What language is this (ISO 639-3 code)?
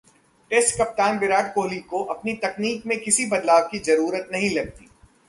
hin